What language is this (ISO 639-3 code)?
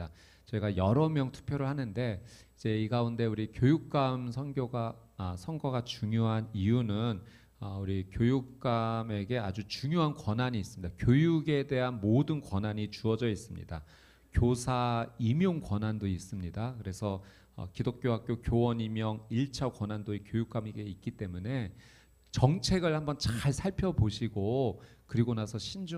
kor